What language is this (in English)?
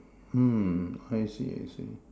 English